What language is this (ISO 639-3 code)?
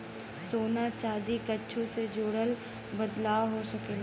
bho